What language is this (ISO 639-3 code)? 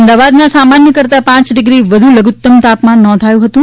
guj